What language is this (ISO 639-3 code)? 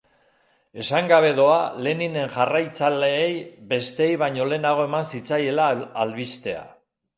eus